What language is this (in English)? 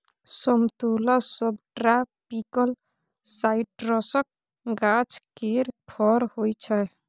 Maithili